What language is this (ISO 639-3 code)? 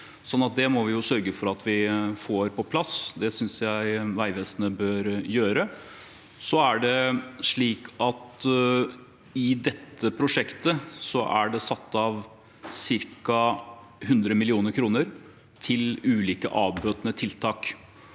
nor